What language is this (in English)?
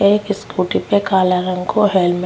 Rajasthani